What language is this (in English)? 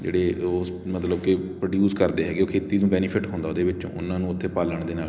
Punjabi